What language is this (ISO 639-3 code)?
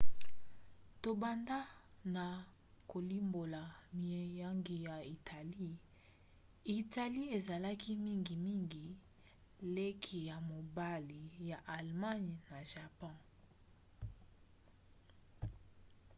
lin